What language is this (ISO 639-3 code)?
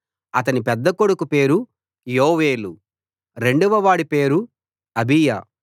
tel